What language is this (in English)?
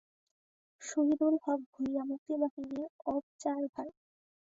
Bangla